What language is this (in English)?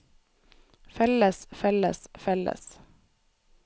Norwegian